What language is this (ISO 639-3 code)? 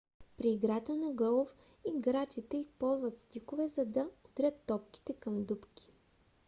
bul